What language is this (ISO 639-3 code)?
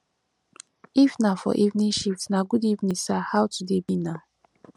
pcm